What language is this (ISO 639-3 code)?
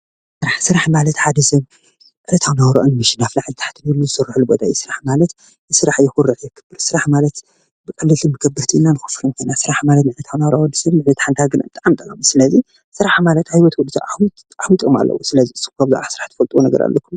tir